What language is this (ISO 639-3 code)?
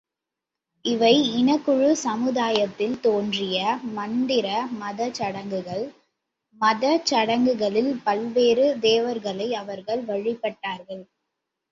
tam